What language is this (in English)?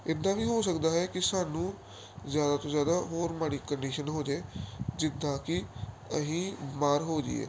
Punjabi